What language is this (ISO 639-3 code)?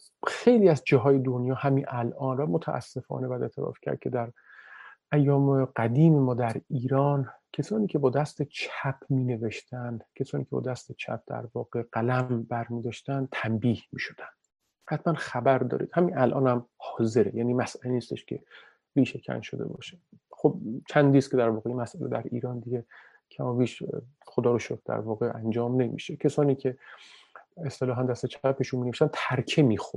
fas